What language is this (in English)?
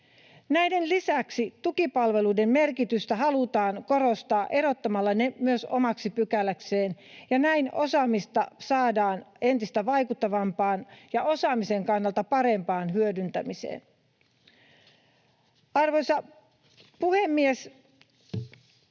Finnish